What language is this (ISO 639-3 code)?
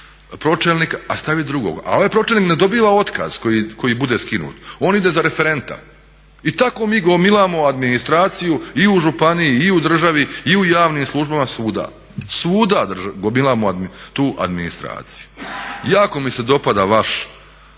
hrv